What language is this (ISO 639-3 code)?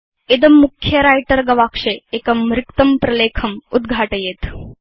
san